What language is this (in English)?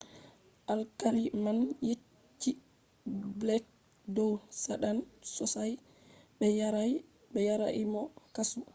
Fula